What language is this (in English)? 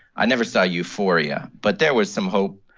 English